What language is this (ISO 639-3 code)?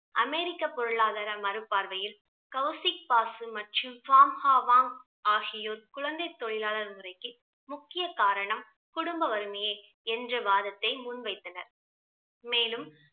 tam